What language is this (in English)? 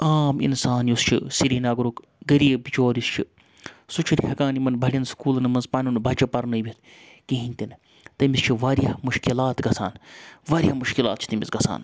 Kashmiri